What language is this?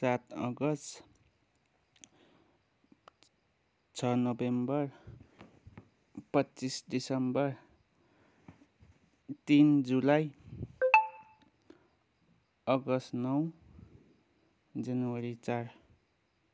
Nepali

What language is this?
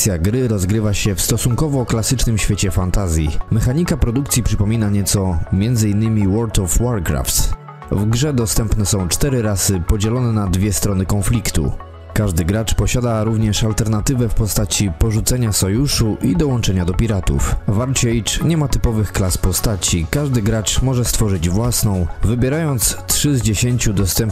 Polish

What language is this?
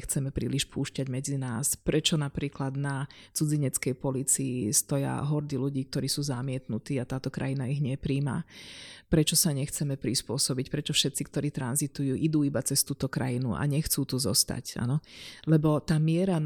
Slovak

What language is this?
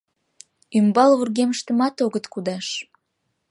Mari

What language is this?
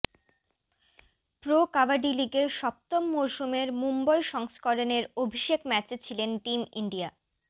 Bangla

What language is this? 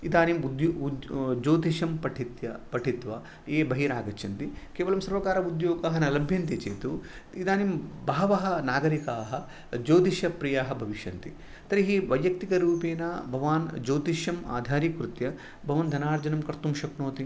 Sanskrit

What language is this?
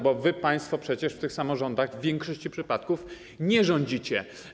Polish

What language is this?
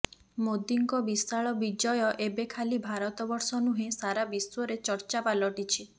Odia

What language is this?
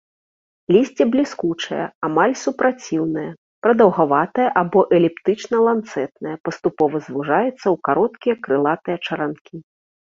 Belarusian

